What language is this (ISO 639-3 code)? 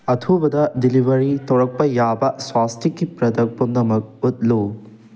mni